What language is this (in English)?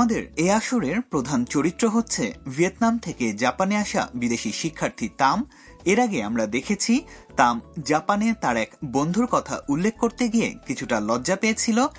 Bangla